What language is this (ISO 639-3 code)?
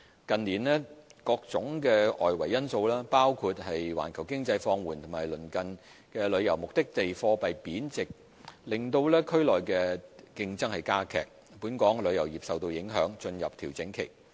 yue